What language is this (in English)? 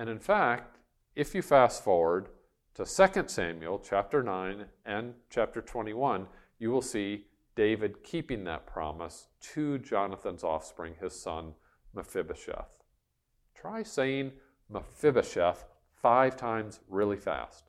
English